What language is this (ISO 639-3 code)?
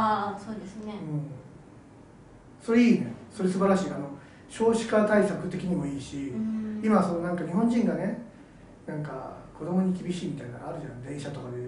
jpn